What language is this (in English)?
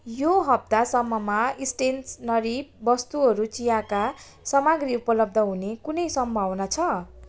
Nepali